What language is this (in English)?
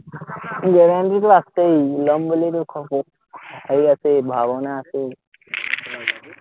Assamese